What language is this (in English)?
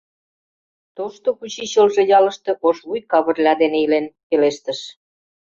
Mari